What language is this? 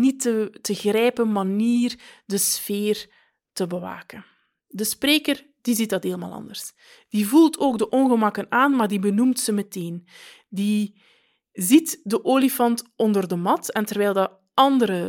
Dutch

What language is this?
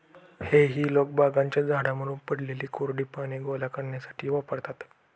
Marathi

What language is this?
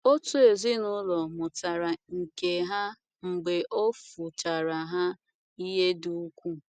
Igbo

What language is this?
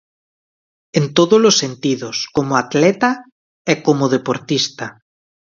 Galician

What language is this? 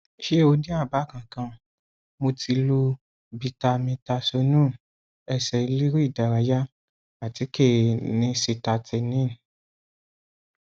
Yoruba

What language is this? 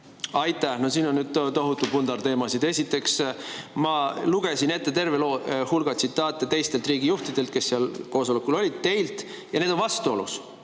Estonian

